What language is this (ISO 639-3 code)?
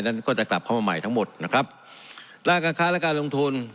tha